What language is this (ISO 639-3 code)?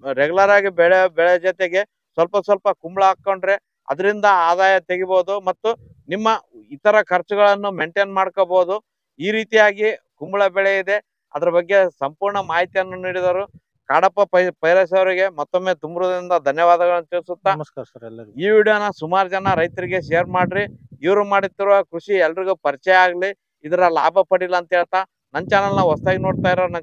kan